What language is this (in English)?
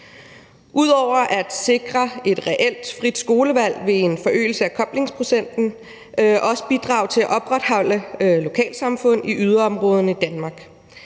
Danish